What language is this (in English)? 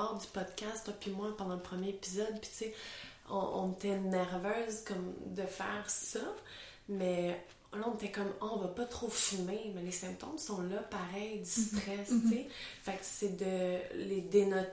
French